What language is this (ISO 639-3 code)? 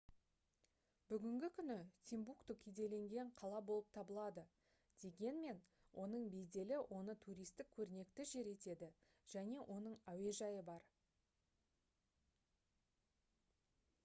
kaz